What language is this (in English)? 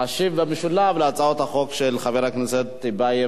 Hebrew